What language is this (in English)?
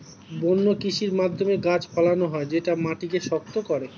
Bangla